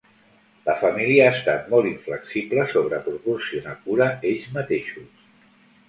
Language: Catalan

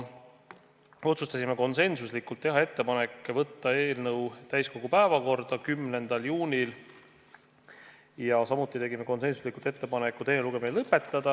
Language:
Estonian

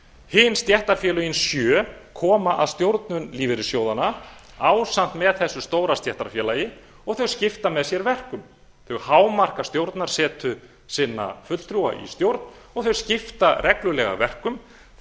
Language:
Icelandic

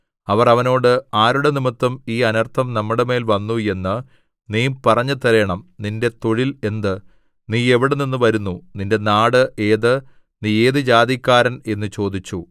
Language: Malayalam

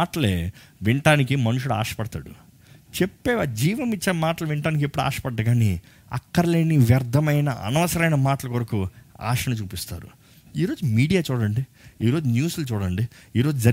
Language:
Telugu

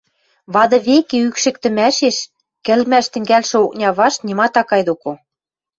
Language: Western Mari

